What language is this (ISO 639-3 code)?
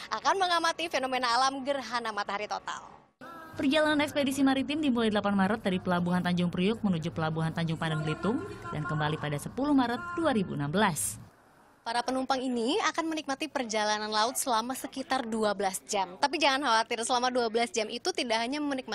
ind